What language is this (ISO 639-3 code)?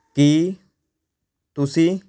pan